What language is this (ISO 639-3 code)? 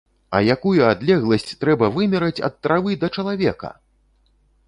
bel